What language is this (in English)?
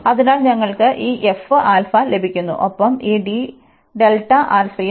Malayalam